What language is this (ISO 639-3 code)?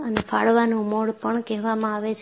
guj